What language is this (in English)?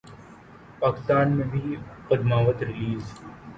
Urdu